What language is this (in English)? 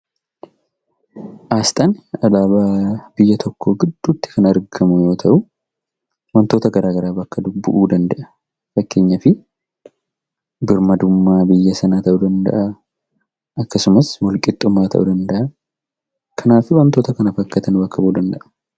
Oromo